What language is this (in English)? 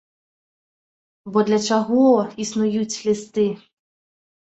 Belarusian